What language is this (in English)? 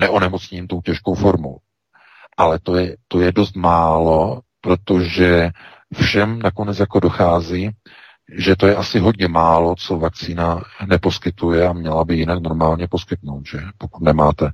Czech